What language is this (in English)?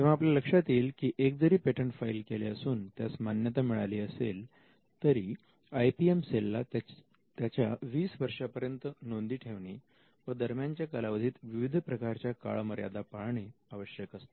Marathi